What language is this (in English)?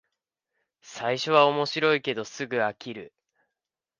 Japanese